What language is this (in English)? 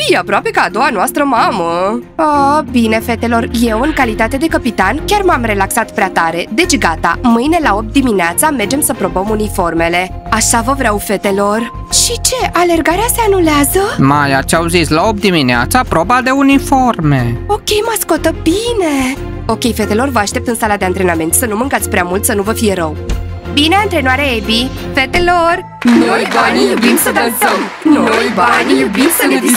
Romanian